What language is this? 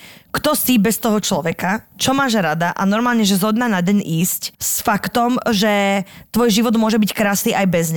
Slovak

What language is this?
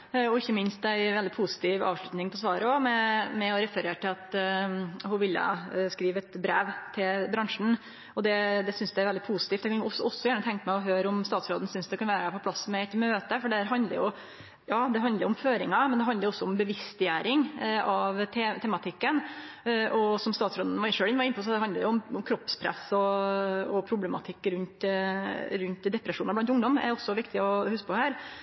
Norwegian Nynorsk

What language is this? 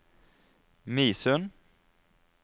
Norwegian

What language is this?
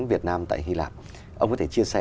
Vietnamese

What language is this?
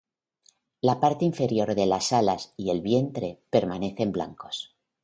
Spanish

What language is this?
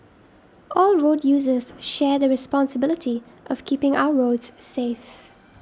English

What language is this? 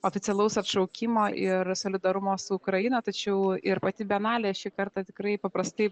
Lithuanian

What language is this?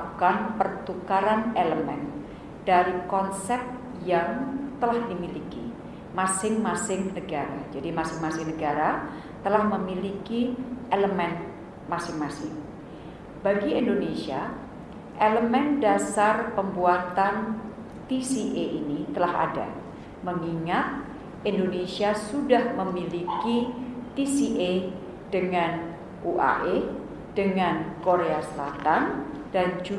Indonesian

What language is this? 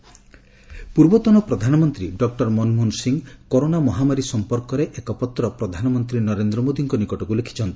Odia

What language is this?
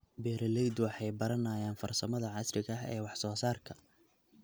Somali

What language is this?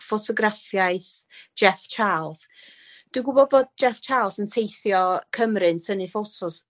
Welsh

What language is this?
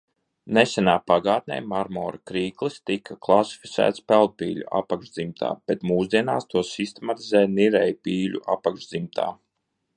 Latvian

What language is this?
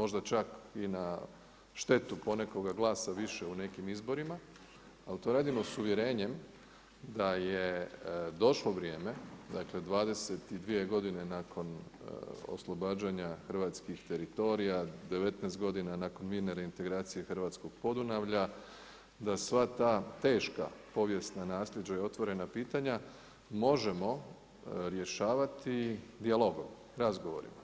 Croatian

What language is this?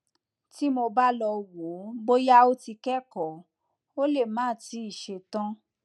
Yoruba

